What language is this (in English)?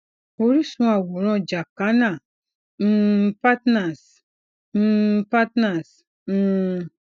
Yoruba